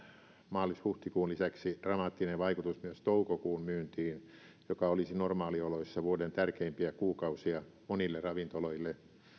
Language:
Finnish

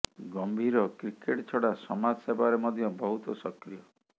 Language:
Odia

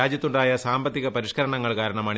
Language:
Malayalam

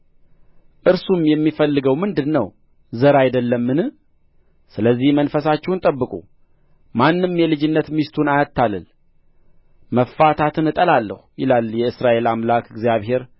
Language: Amharic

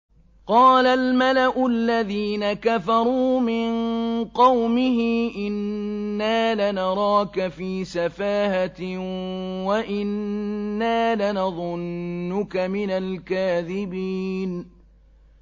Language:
Arabic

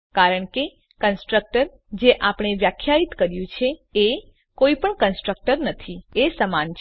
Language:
Gujarati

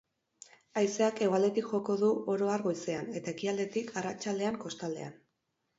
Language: Basque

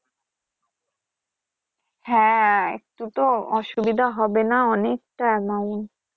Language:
Bangla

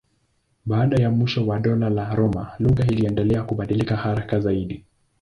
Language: Swahili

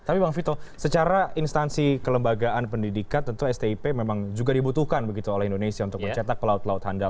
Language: Indonesian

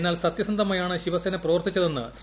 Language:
Malayalam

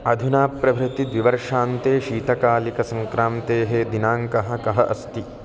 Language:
Sanskrit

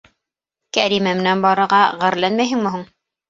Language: Bashkir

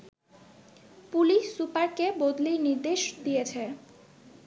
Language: Bangla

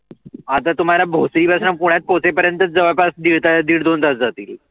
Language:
Marathi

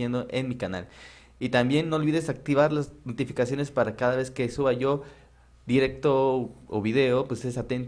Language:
Spanish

